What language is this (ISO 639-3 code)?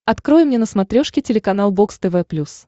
rus